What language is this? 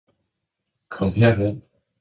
Danish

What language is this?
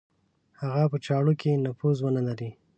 Pashto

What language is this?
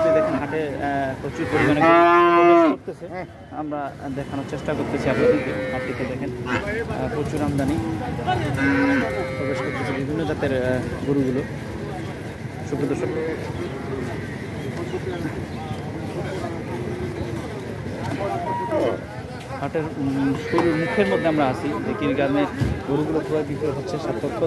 Indonesian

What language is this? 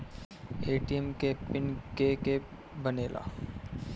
Bhojpuri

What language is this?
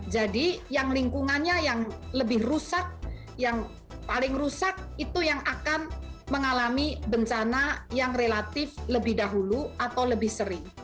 Indonesian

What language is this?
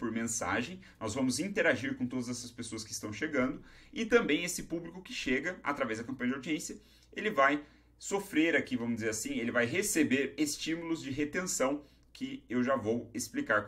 Portuguese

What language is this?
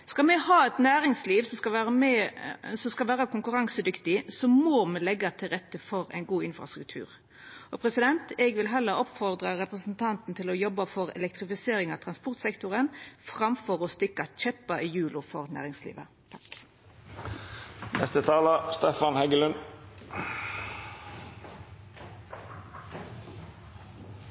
Norwegian Nynorsk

